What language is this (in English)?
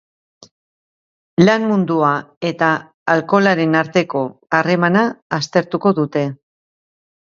Basque